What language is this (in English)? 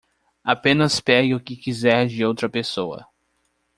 Portuguese